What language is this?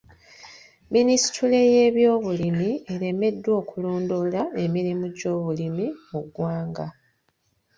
Ganda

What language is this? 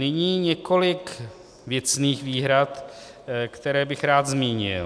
Czech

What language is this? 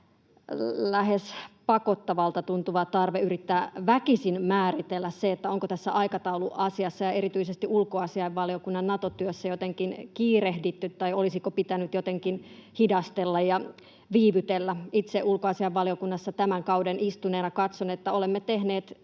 Finnish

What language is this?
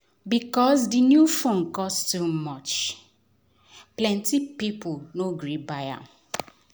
Nigerian Pidgin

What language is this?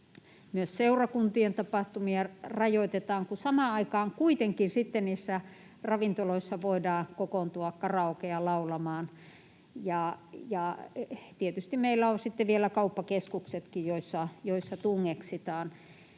Finnish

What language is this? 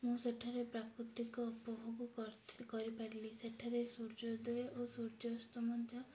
Odia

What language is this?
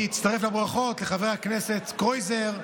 Hebrew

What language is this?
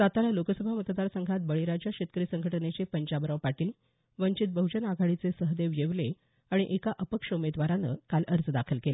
Marathi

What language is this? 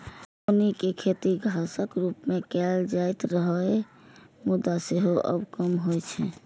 Maithili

